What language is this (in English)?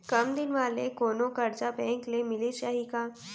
Chhattisgarhi